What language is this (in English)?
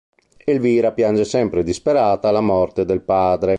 Italian